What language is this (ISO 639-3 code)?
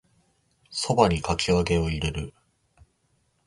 jpn